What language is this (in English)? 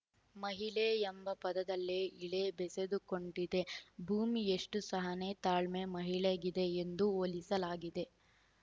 Kannada